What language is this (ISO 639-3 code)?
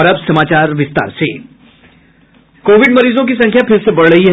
hin